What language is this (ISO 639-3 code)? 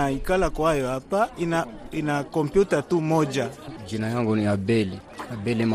swa